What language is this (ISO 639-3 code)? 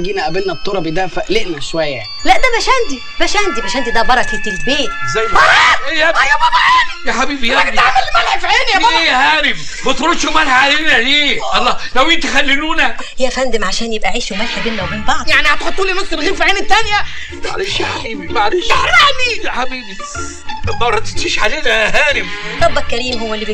ara